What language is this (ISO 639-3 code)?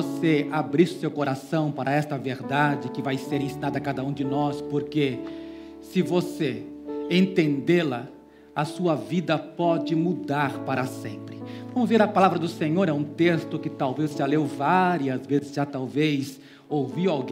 por